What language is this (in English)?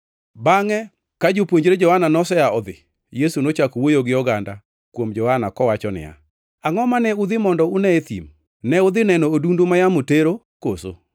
Luo (Kenya and Tanzania)